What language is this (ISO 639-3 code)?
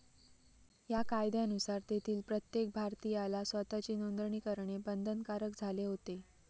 mar